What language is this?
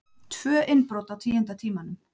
Icelandic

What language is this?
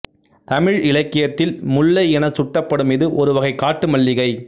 Tamil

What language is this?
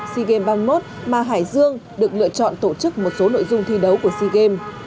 Vietnamese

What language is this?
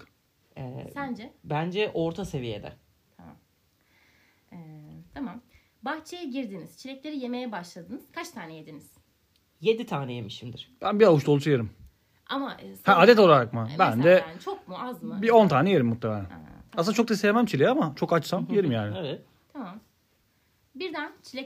Turkish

